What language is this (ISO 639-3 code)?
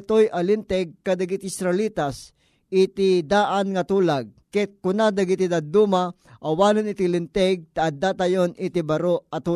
fil